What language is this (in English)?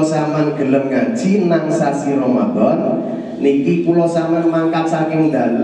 Indonesian